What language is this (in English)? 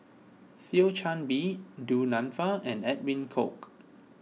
English